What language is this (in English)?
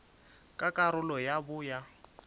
Northern Sotho